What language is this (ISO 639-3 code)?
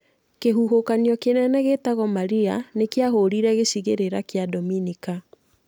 kik